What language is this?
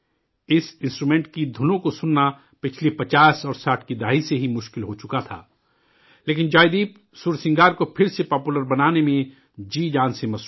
Urdu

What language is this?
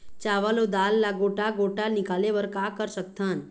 Chhattisgarhi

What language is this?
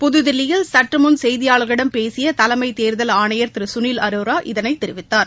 Tamil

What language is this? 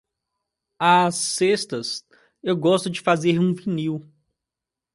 Portuguese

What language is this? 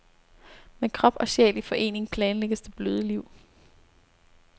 Danish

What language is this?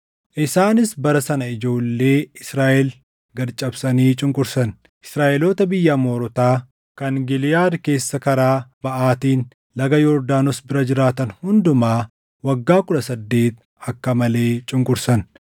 Oromo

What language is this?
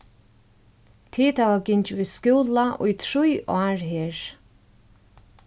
Faroese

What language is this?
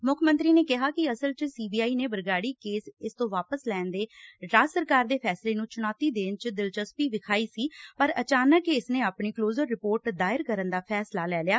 Punjabi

